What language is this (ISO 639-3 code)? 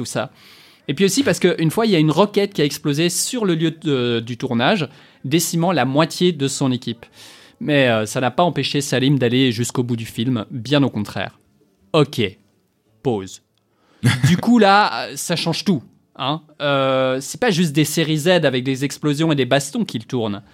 fra